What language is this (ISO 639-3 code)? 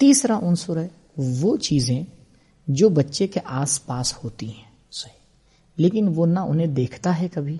urd